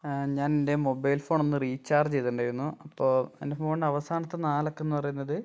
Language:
Malayalam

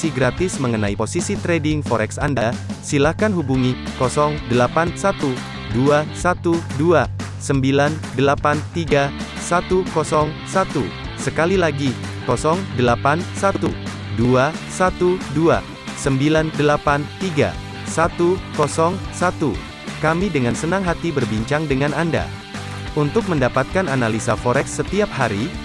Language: Indonesian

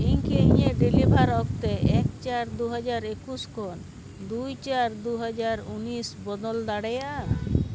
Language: Santali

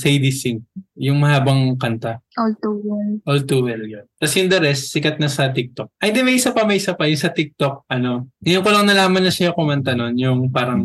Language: Filipino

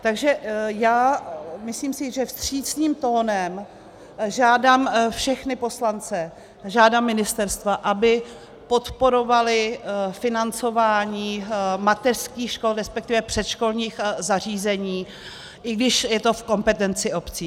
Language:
Czech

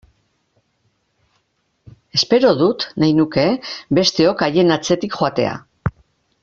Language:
Basque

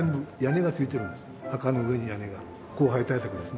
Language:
Japanese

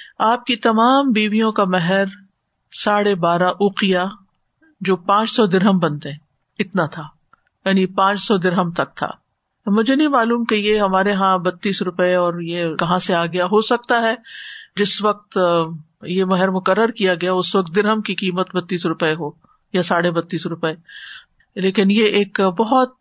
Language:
Urdu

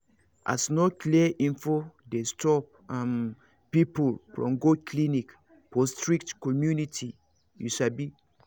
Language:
Nigerian Pidgin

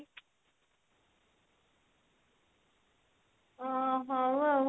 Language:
Odia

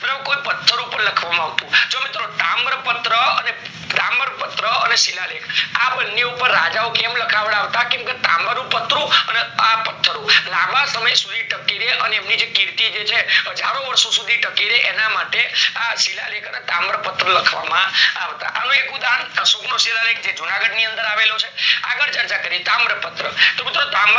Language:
Gujarati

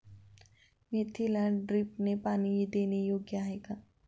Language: Marathi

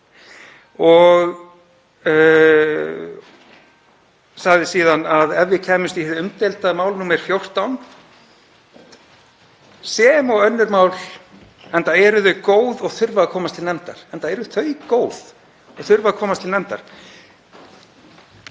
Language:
Icelandic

